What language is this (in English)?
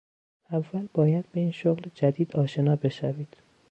Persian